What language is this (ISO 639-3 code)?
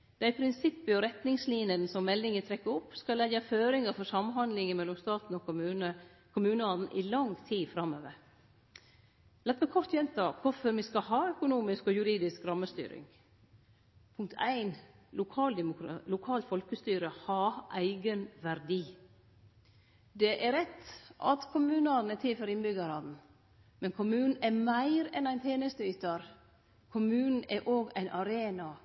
nno